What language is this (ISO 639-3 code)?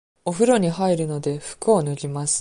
jpn